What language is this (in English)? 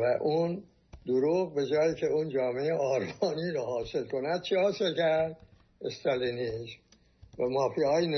Persian